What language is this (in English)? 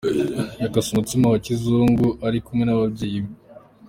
Kinyarwanda